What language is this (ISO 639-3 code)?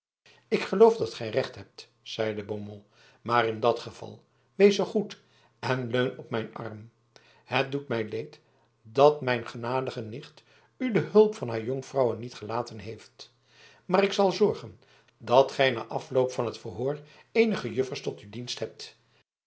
nld